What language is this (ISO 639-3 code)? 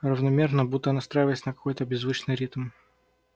rus